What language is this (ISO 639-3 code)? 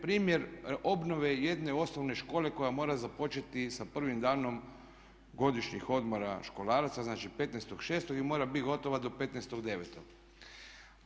hrv